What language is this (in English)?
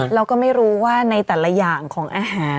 Thai